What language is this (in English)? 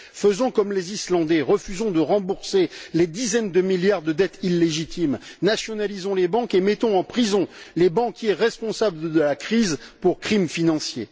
French